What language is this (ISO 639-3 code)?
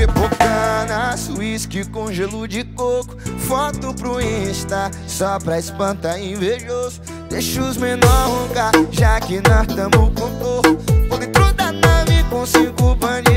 por